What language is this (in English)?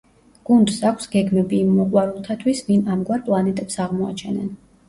Georgian